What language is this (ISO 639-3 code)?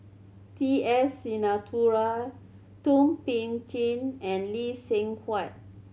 eng